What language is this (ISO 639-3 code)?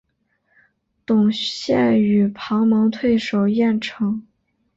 zho